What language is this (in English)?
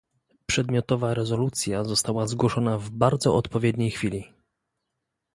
Polish